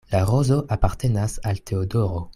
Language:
Esperanto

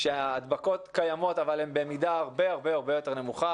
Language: Hebrew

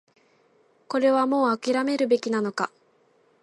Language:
Japanese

